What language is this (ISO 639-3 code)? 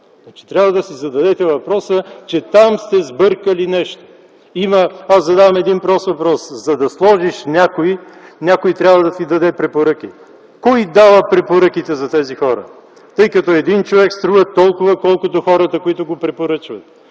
bul